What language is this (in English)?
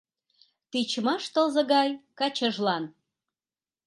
Mari